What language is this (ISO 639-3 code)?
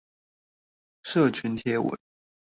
zho